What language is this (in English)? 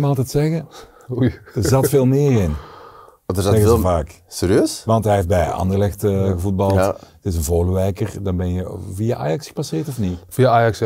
Dutch